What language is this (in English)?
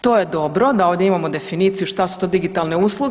Croatian